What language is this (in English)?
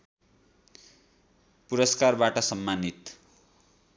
Nepali